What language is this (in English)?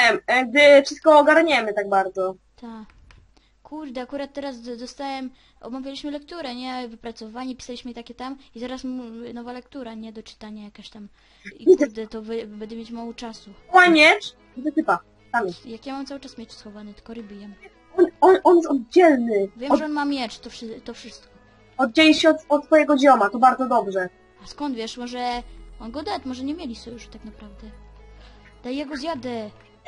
Polish